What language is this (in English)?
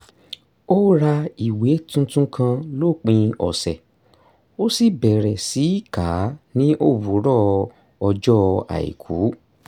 Yoruba